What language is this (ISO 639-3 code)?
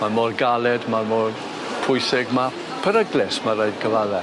cym